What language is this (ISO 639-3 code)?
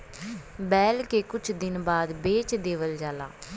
bho